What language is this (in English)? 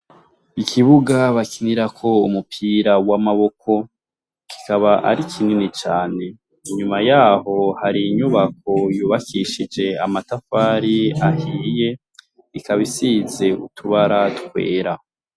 Rundi